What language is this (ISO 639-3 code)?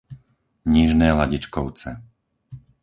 slk